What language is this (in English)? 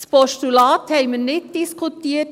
Swiss German